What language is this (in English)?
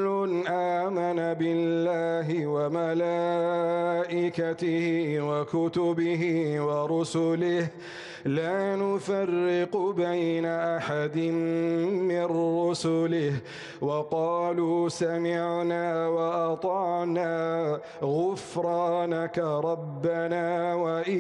Arabic